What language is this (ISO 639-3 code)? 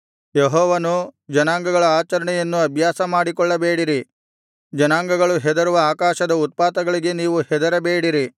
kan